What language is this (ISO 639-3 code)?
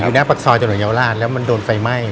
tha